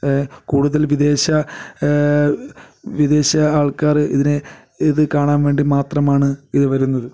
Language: Malayalam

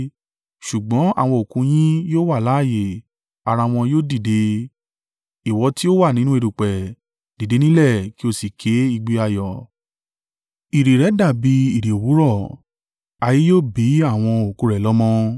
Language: Yoruba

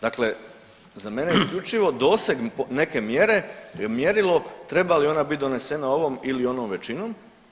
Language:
Croatian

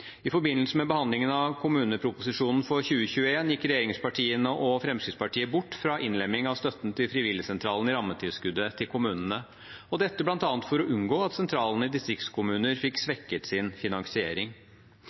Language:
Norwegian Bokmål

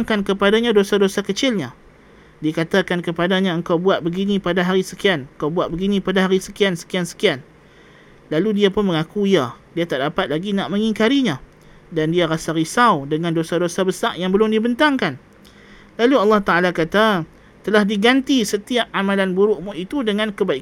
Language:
Malay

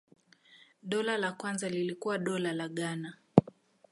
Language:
Swahili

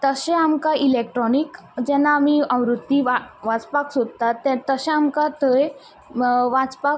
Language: Konkani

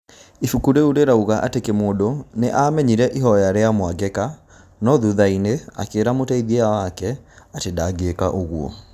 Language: Kikuyu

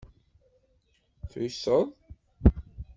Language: Kabyle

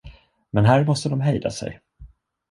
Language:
Swedish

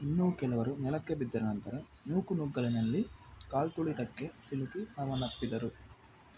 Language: Kannada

